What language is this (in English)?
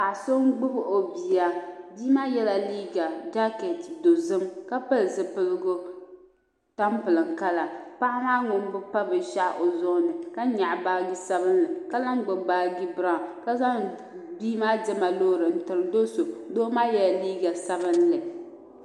Dagbani